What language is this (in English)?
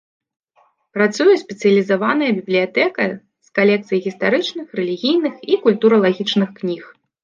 Belarusian